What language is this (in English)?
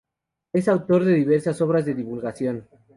Spanish